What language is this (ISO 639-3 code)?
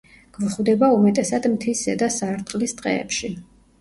kat